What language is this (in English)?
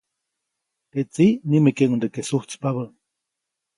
Copainalá Zoque